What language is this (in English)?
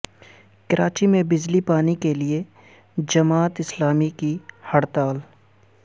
Urdu